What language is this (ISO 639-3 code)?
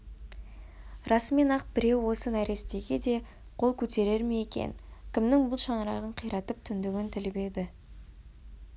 kaz